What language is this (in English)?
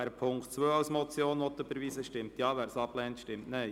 Swiss German